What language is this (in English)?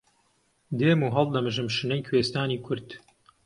Central Kurdish